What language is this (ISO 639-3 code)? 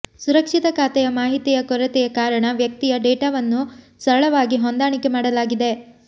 kan